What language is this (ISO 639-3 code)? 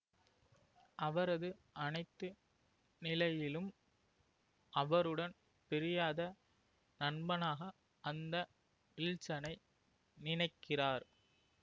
tam